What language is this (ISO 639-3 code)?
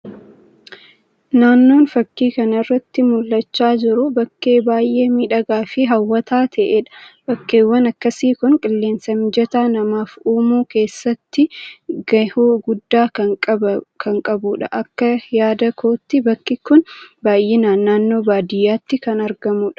orm